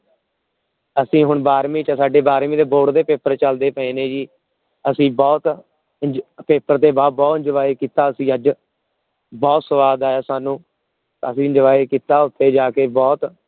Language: Punjabi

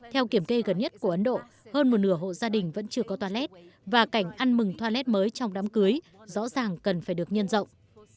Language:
Vietnamese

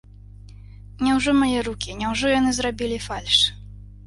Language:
Belarusian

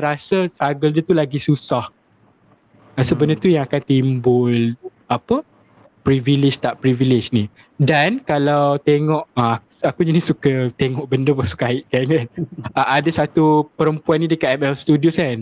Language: Malay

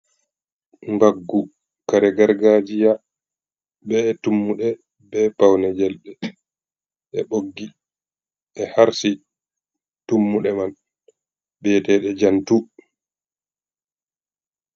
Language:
Fula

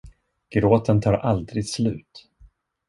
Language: Swedish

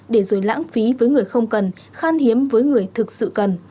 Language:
Vietnamese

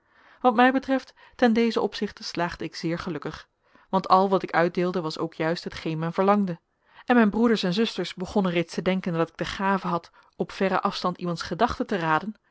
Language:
Dutch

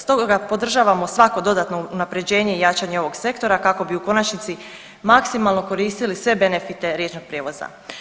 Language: Croatian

